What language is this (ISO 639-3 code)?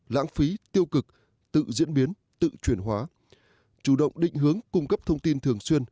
vie